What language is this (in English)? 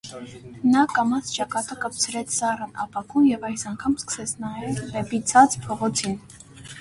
Armenian